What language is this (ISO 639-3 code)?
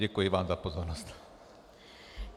ces